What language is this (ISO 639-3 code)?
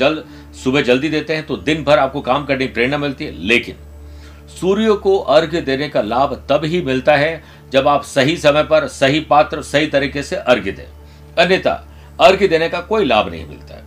hin